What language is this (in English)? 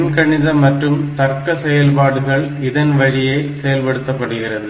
Tamil